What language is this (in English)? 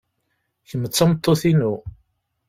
Kabyle